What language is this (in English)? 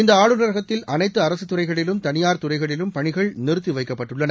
Tamil